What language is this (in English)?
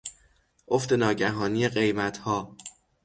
Persian